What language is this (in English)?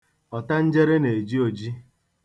Igbo